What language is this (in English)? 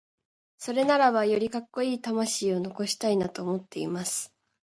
Japanese